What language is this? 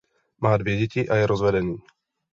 Czech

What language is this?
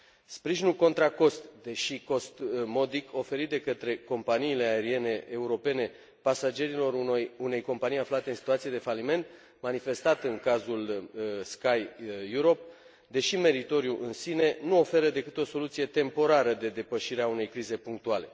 Romanian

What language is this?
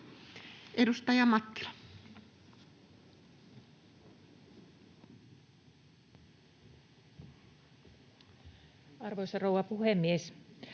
Finnish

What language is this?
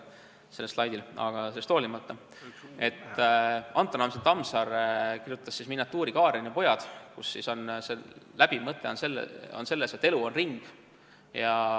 Estonian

